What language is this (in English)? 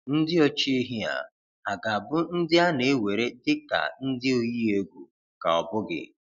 Igbo